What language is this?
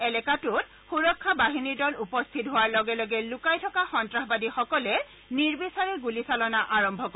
Assamese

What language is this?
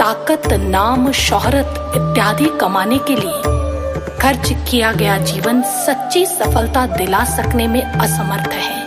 Hindi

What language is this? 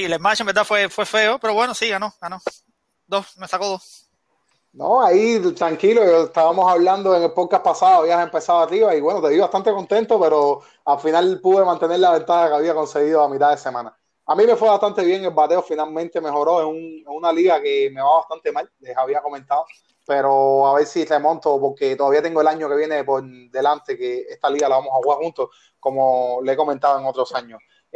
Spanish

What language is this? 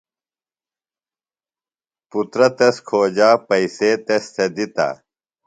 Phalura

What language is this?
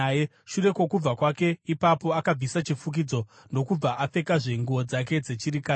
Shona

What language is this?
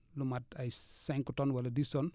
Wolof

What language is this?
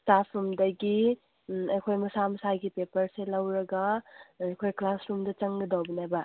Manipuri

